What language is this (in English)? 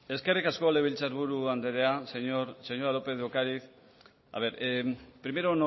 Basque